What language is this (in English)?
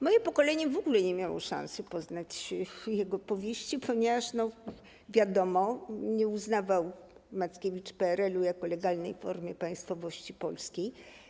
Polish